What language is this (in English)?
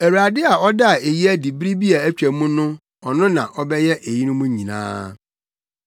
Akan